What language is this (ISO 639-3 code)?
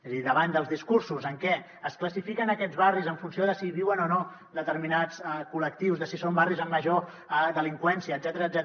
cat